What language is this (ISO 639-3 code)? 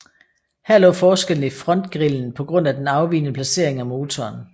dan